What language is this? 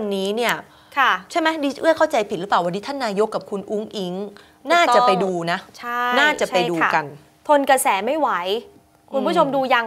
Thai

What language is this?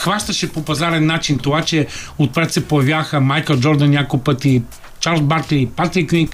Bulgarian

